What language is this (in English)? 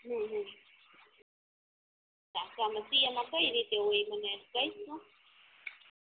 Gujarati